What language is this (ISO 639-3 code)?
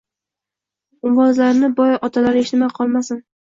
uzb